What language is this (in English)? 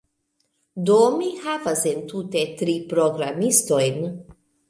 Esperanto